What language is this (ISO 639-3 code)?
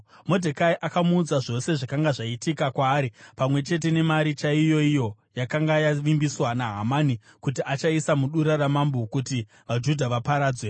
sna